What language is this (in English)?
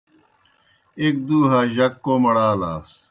Kohistani Shina